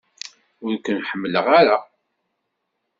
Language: Kabyle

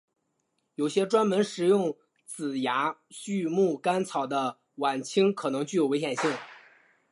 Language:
Chinese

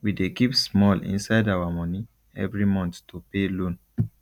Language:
Nigerian Pidgin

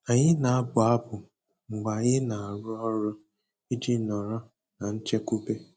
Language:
Igbo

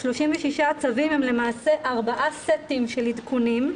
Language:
Hebrew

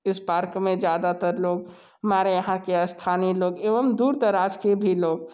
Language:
Hindi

